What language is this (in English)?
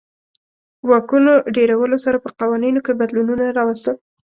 Pashto